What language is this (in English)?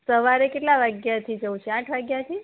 Gujarati